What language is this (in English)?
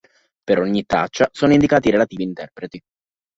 Italian